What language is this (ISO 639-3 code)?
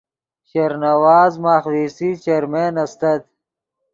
ydg